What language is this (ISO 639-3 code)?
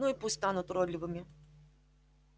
rus